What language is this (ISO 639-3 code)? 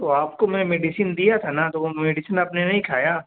urd